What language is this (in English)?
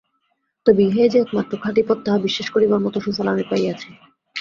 Bangla